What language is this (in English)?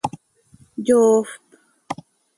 Seri